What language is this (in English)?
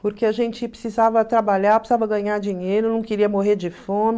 Portuguese